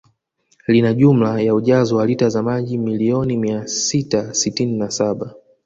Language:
Swahili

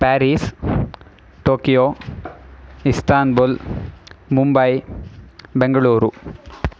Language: Sanskrit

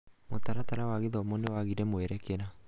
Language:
Kikuyu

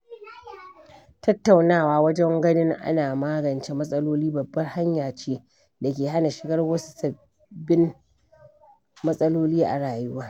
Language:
Hausa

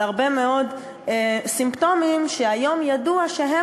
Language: Hebrew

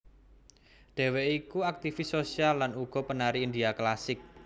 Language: Javanese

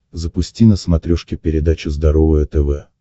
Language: Russian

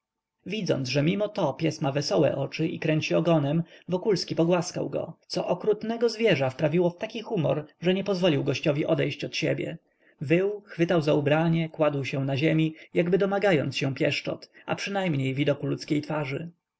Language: Polish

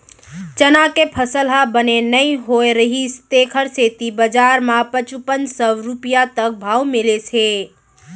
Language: Chhattisgarhi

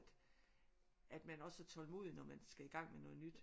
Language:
Danish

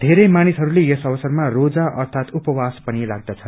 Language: Nepali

